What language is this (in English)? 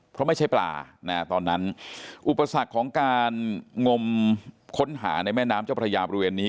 Thai